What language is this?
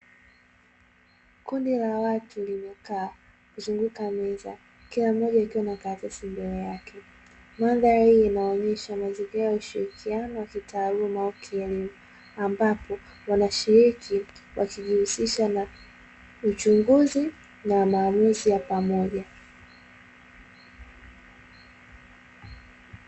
Swahili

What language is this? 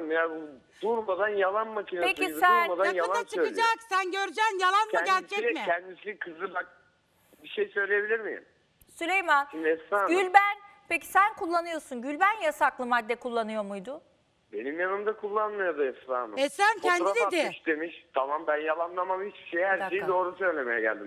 Turkish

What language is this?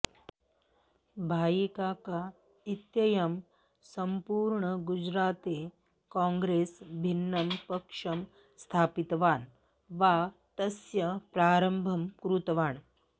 Sanskrit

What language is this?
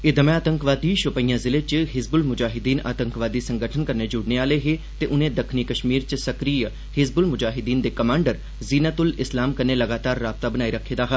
Dogri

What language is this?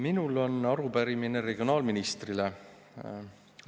Estonian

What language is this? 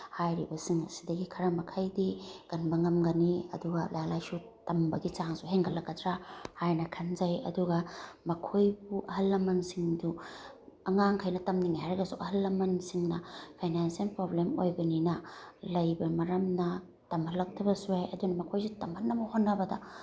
Manipuri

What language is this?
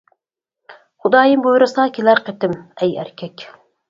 Uyghur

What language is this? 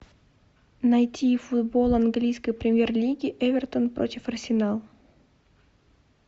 Russian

